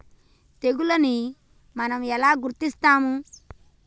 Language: Telugu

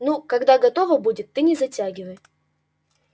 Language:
Russian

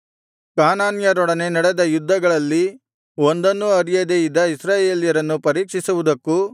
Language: Kannada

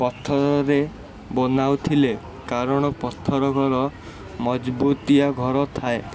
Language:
Odia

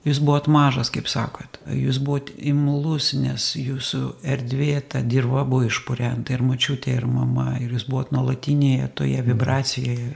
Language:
Lithuanian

